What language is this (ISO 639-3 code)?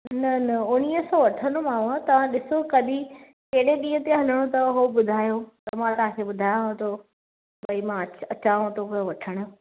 snd